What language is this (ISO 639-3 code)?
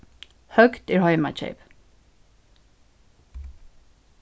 fao